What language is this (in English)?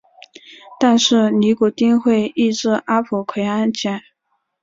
Chinese